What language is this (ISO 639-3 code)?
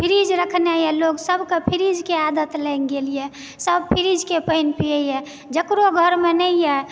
mai